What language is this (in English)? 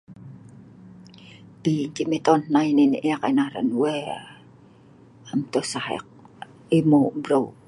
Sa'ban